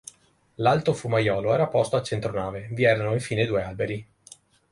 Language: Italian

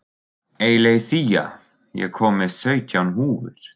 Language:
Icelandic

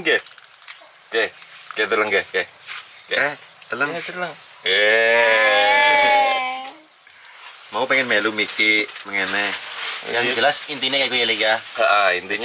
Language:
Indonesian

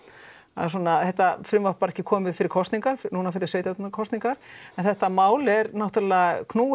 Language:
Icelandic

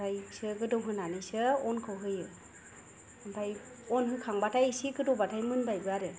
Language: Bodo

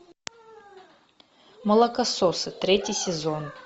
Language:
Russian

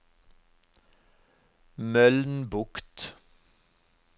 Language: Norwegian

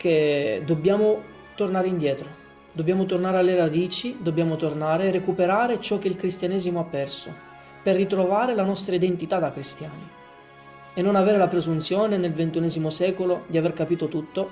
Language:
Italian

